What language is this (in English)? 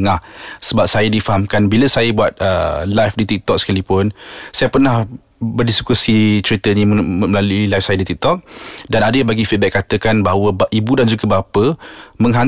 Malay